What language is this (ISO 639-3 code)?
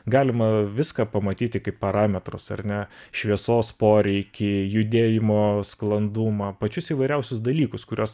lit